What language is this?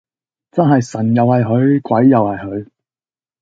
Cantonese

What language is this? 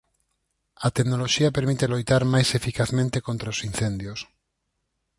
Galician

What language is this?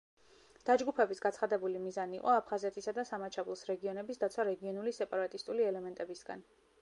Georgian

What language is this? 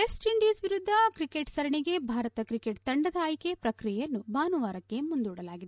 Kannada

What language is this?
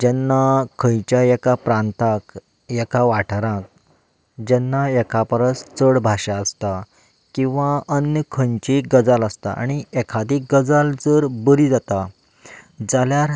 Konkani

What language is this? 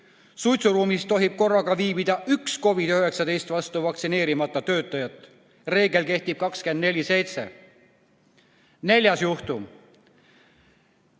Estonian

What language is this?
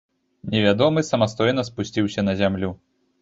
Belarusian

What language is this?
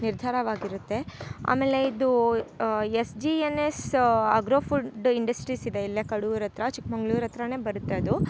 Kannada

